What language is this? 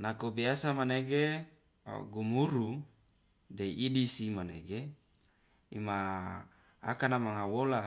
Loloda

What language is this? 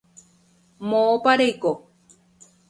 Guarani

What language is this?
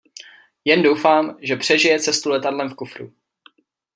Czech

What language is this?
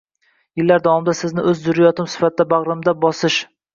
Uzbek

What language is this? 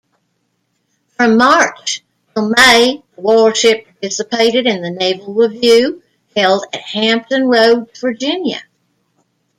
English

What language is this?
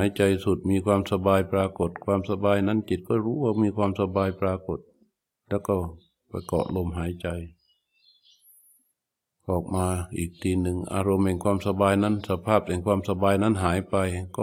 Thai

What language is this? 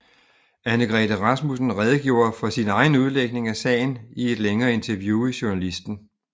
Danish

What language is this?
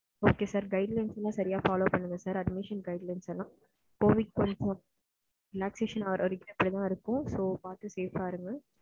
Tamil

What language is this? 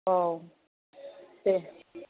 Bodo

